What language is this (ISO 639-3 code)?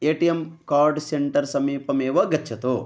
san